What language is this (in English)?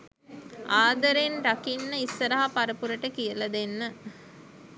Sinhala